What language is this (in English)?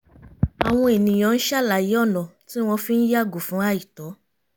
Yoruba